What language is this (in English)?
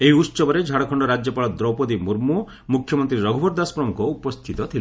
Odia